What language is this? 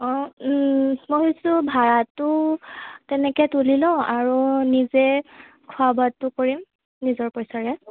Assamese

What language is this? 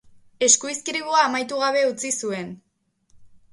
Basque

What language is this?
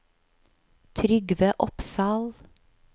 Norwegian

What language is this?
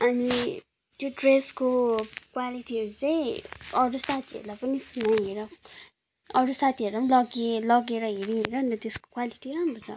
Nepali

